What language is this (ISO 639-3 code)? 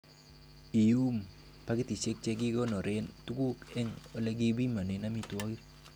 kln